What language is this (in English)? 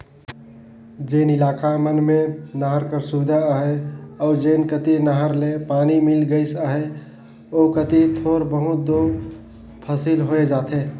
Chhattisgarhi